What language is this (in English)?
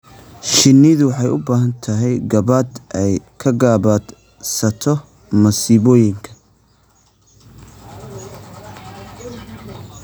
Somali